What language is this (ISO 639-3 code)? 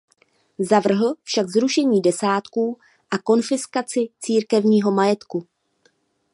ces